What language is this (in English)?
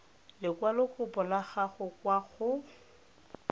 Tswana